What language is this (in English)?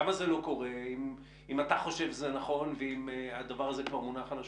Hebrew